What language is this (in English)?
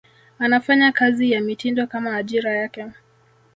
Swahili